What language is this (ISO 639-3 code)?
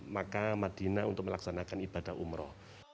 ind